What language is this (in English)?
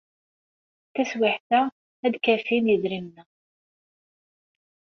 Kabyle